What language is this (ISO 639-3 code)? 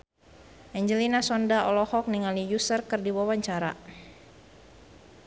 sun